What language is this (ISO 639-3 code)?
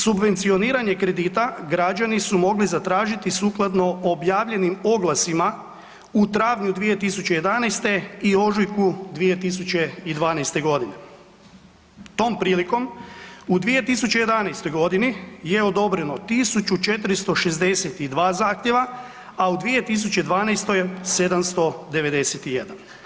hrv